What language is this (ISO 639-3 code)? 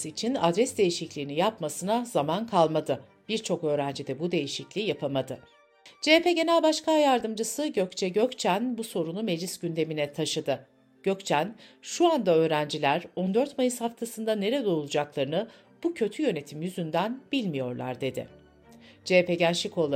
tur